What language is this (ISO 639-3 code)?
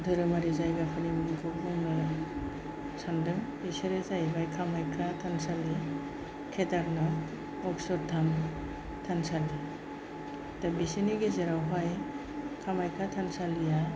brx